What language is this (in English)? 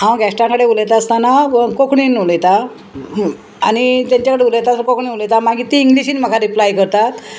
Konkani